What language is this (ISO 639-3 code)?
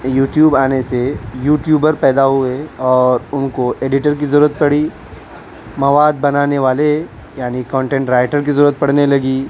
urd